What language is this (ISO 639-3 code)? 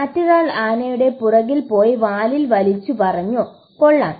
mal